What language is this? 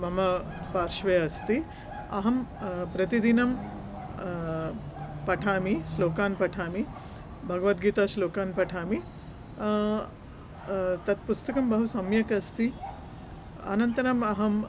Sanskrit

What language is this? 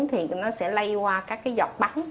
Vietnamese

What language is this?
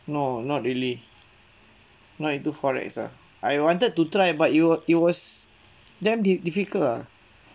English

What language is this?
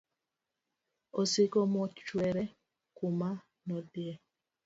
Luo (Kenya and Tanzania)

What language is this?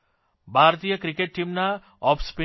Gujarati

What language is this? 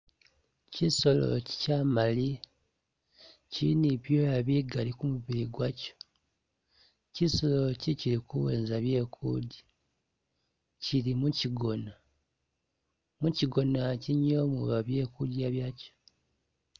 Masaaba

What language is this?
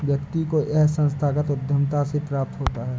Hindi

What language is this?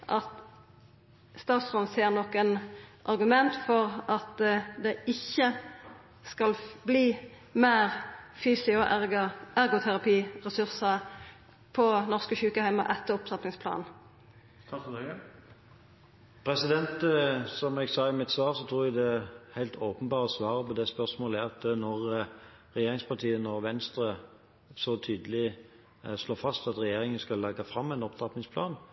Norwegian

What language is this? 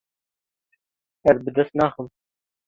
Kurdish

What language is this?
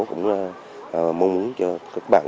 Vietnamese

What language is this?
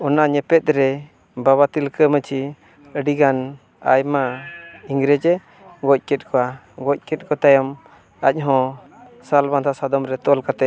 Santali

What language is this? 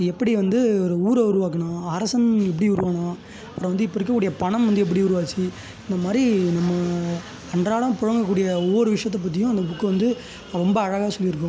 Tamil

